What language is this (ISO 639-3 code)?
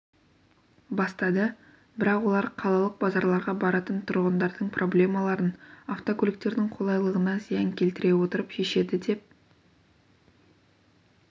kaz